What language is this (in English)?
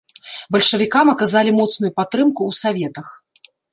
Belarusian